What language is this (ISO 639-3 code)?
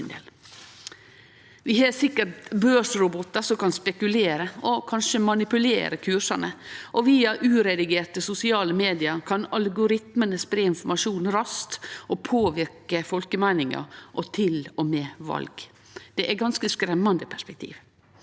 nor